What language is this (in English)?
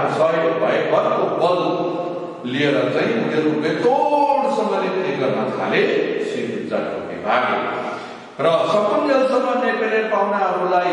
Romanian